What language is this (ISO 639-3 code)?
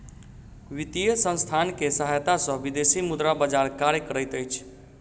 mai